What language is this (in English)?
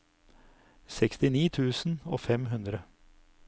Norwegian